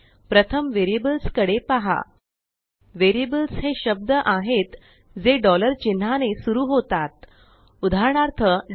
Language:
Marathi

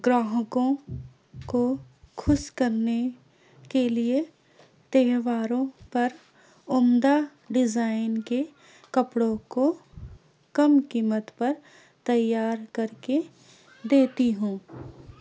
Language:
Urdu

